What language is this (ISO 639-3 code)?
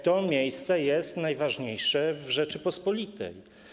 pol